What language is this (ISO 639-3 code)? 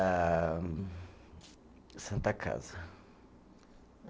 por